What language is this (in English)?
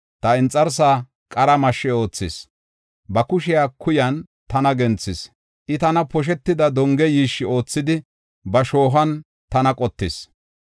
Gofa